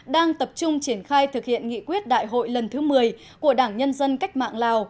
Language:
Vietnamese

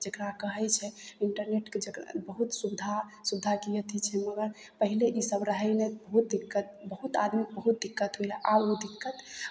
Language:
Maithili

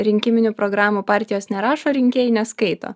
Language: Lithuanian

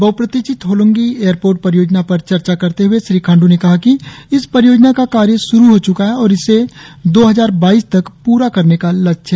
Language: Hindi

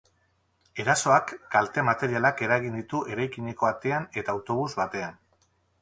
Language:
Basque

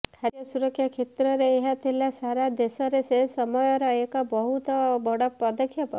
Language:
Odia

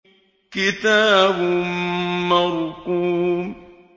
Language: Arabic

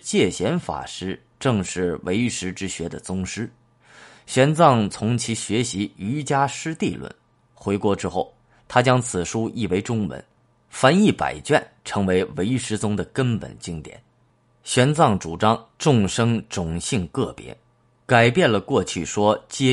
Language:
Chinese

